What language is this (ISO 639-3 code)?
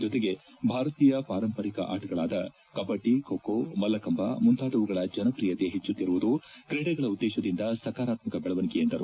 kan